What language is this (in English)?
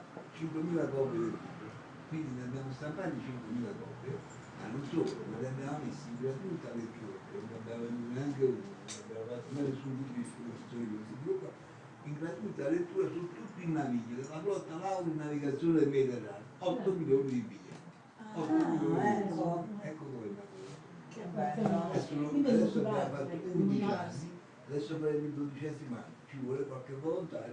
Italian